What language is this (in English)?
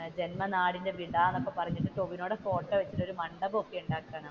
Malayalam